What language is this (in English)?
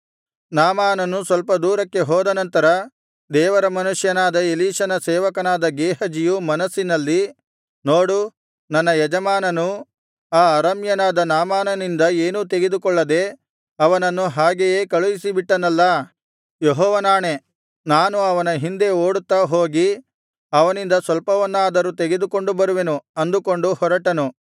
Kannada